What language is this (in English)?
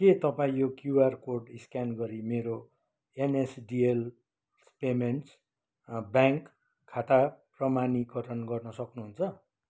Nepali